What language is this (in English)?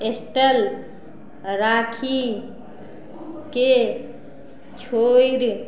Maithili